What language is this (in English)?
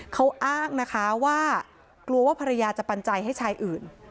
Thai